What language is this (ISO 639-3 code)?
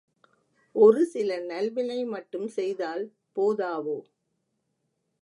tam